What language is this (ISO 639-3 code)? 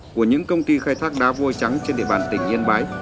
vie